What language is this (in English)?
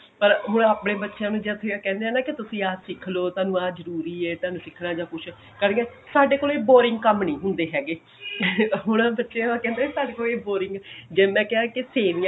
Punjabi